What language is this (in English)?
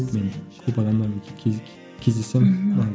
Kazakh